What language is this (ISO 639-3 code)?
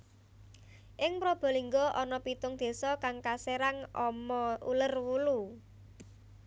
jav